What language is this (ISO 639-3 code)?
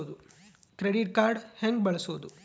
kan